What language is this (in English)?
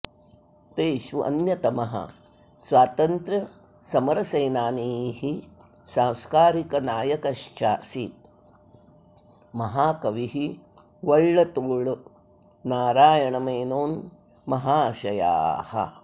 Sanskrit